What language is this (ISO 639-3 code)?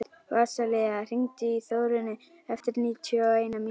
isl